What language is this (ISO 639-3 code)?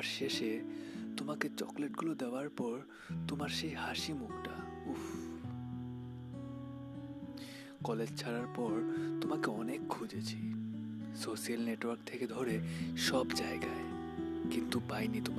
ben